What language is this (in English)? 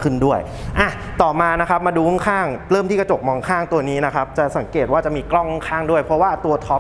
Thai